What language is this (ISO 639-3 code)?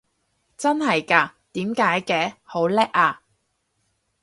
yue